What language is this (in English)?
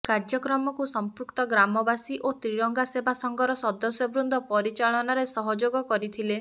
Odia